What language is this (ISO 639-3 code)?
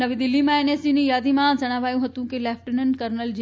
guj